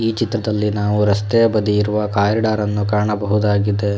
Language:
Kannada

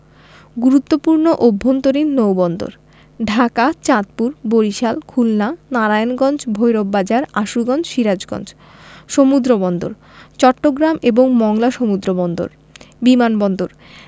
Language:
Bangla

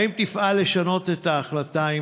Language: Hebrew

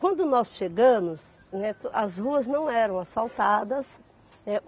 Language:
Portuguese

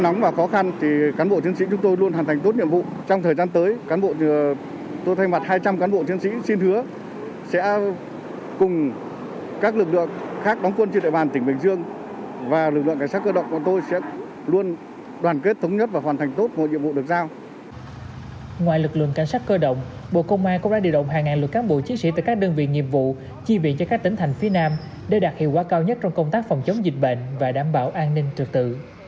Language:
Vietnamese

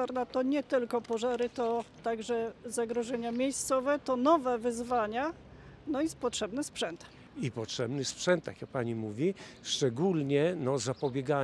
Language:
Polish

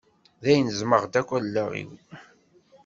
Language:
Kabyle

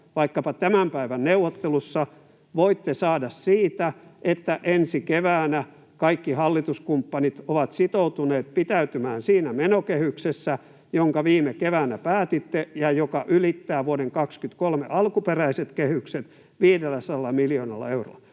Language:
Finnish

